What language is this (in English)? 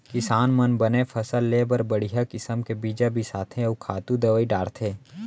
Chhattisgarhi